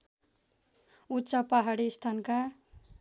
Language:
Nepali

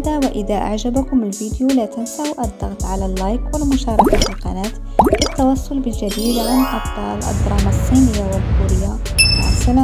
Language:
Arabic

